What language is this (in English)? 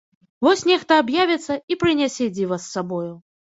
Belarusian